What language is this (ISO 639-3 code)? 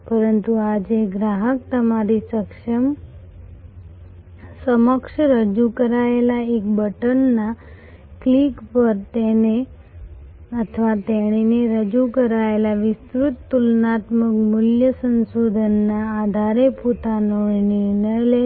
guj